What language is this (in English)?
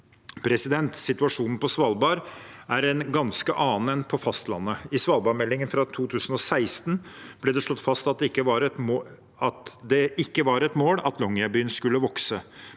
Norwegian